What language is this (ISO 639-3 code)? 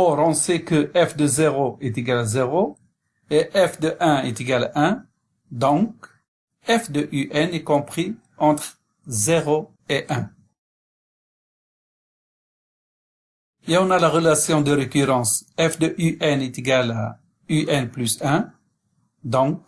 fra